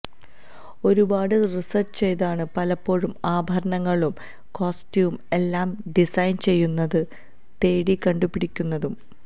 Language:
Malayalam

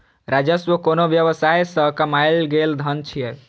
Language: Maithili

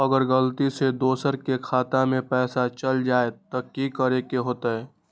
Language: Magahi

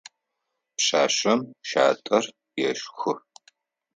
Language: Adyghe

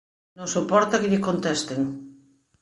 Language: Galician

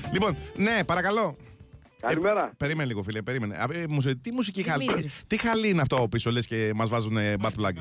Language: Greek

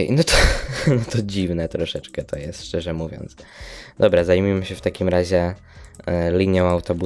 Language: Polish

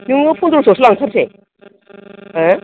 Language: Bodo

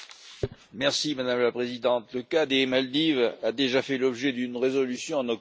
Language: French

